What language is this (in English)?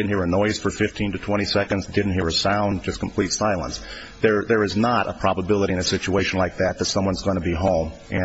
English